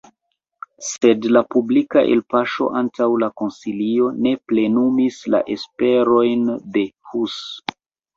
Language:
Esperanto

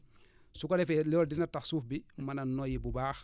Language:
Wolof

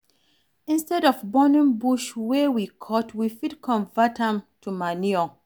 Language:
Nigerian Pidgin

